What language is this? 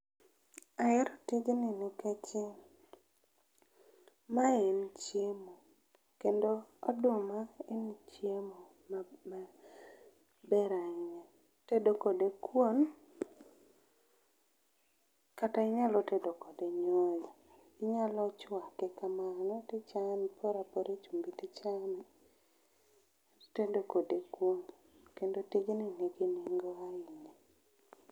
Luo (Kenya and Tanzania)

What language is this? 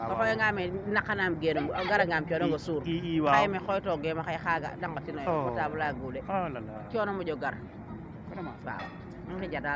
Serer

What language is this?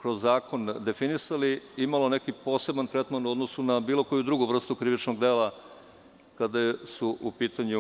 Serbian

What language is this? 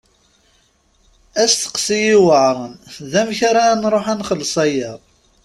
Kabyle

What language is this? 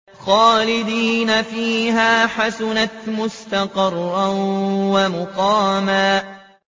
Arabic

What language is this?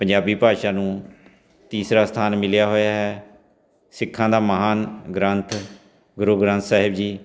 Punjabi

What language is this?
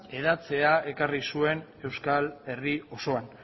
Basque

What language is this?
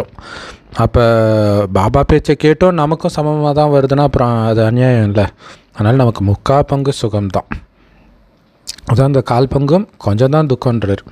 Tamil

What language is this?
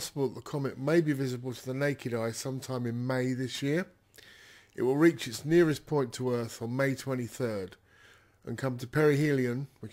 English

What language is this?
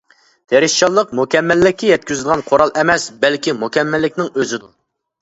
Uyghur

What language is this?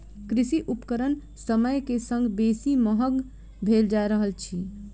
Maithili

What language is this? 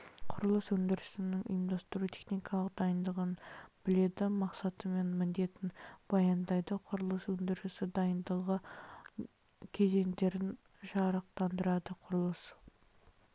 Kazakh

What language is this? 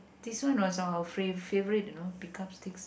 English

